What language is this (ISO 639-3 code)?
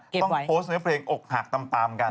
tha